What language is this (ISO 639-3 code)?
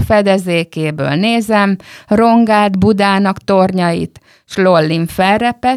hun